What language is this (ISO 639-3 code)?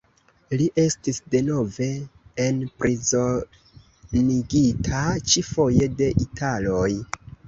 epo